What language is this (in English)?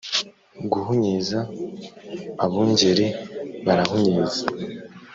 Kinyarwanda